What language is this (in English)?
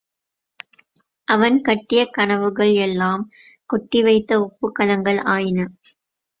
Tamil